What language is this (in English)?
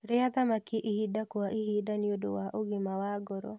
Kikuyu